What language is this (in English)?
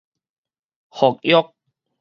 Min Nan Chinese